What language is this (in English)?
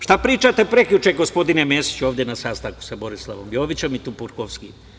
Serbian